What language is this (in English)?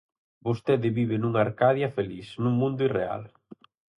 Galician